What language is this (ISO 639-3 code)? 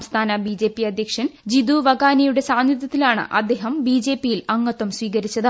mal